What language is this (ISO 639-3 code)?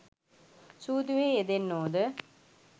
sin